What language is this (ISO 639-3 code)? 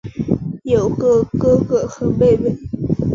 zho